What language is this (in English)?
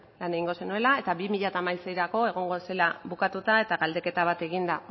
Basque